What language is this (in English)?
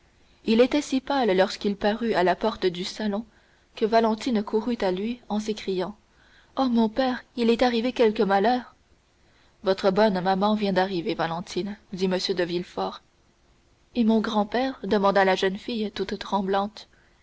French